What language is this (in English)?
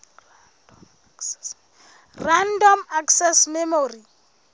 Southern Sotho